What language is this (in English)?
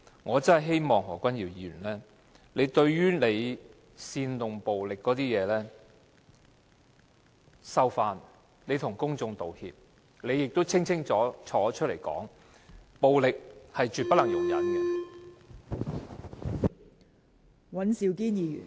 Cantonese